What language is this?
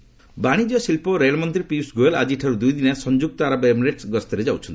Odia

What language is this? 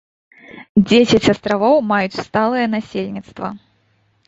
Belarusian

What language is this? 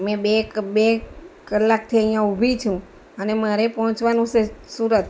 Gujarati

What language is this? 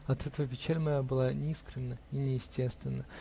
Russian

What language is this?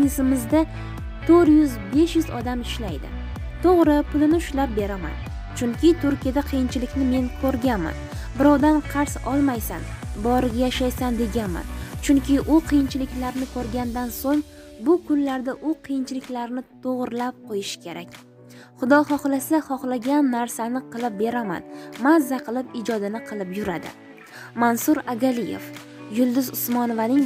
Turkish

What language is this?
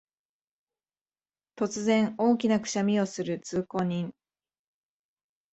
Japanese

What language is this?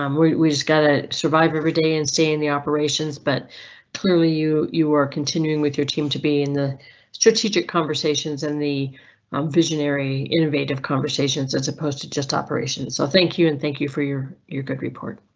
English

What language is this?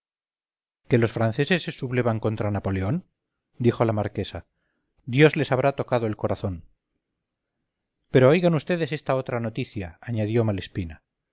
Spanish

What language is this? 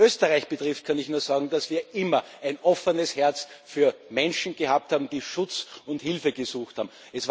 German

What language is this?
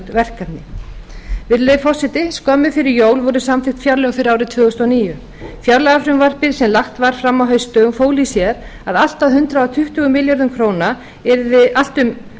Icelandic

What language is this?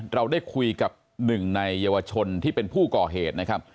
Thai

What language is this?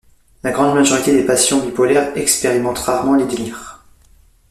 French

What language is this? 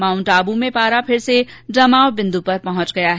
Hindi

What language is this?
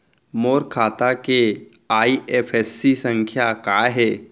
Chhattisgarhi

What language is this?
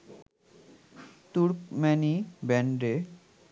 Bangla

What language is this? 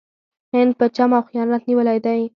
Pashto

